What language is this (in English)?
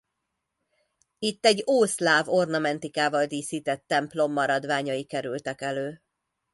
Hungarian